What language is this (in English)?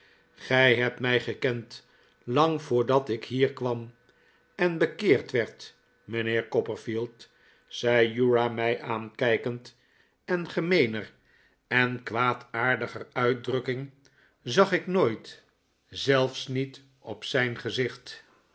Dutch